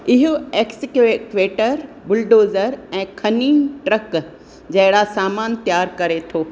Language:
Sindhi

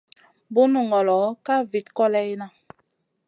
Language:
Masana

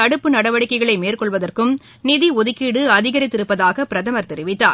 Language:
Tamil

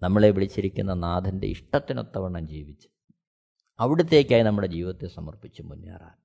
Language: Malayalam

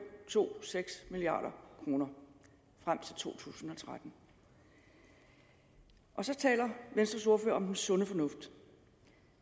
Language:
Danish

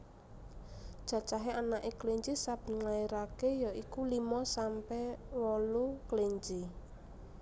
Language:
Javanese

